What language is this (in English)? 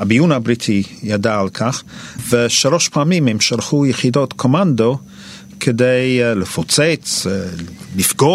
Hebrew